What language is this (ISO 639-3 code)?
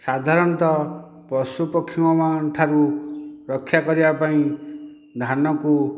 ori